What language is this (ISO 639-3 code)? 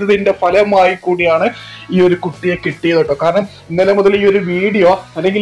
ara